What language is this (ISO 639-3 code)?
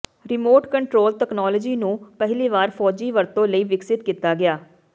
pan